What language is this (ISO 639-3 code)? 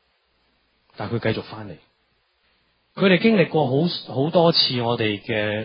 zho